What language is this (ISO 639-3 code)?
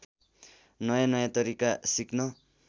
nep